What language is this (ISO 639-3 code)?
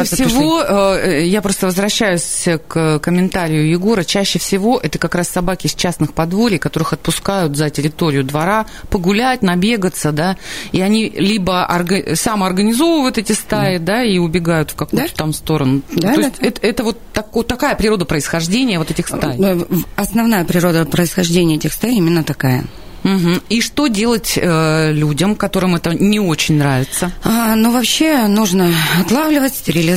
rus